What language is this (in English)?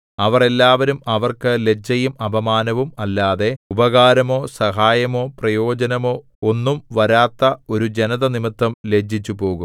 Malayalam